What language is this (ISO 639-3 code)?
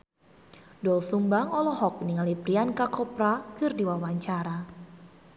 sun